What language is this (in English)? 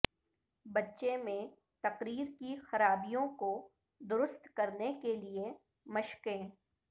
Urdu